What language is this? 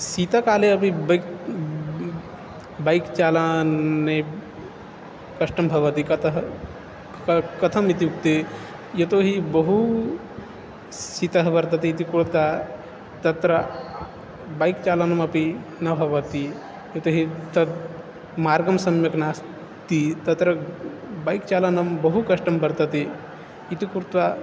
Sanskrit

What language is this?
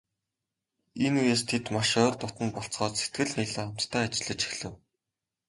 Mongolian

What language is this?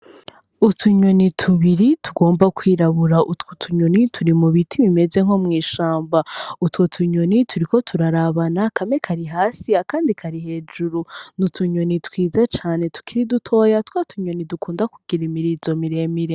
Rundi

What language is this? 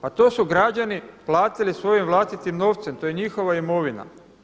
Croatian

